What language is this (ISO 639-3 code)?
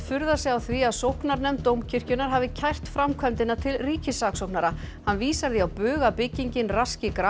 isl